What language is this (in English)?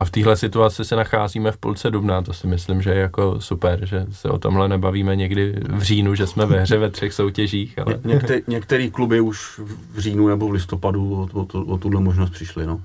Czech